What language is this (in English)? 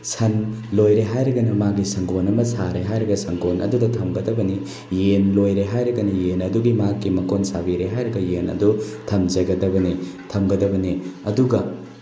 Manipuri